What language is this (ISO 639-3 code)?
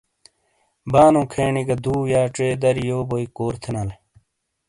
scl